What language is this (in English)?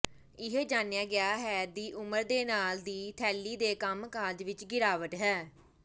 Punjabi